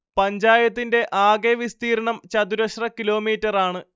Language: Malayalam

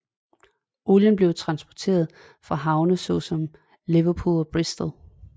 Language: Danish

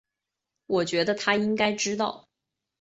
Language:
Chinese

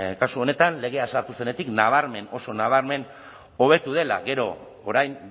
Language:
Basque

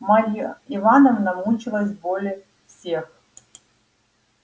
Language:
Russian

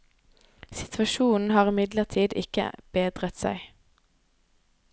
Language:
Norwegian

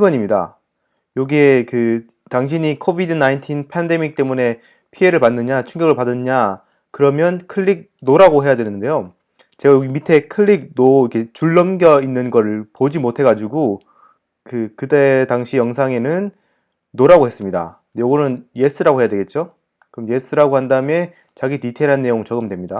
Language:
Korean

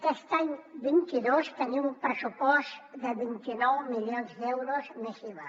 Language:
Catalan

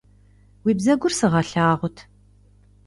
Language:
Kabardian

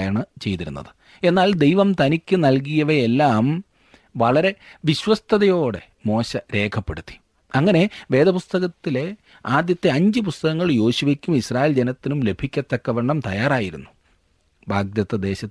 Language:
Malayalam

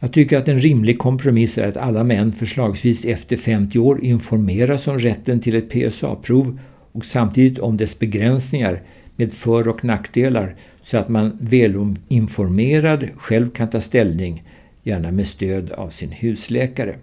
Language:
Swedish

